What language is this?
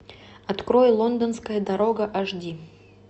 Russian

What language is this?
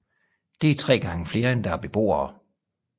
Danish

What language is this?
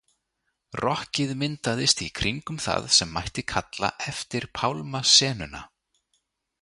Icelandic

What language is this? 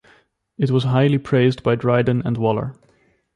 English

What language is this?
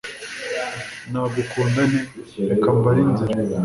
Kinyarwanda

